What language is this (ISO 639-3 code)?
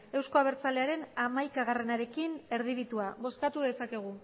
eus